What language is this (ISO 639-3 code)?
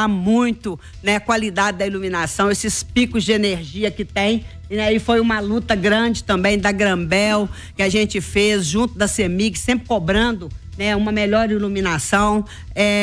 por